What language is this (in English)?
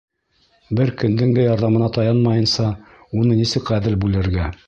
Bashkir